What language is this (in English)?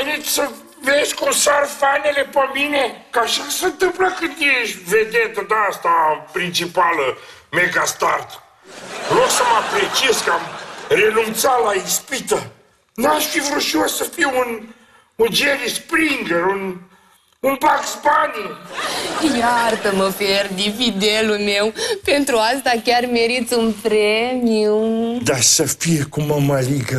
Romanian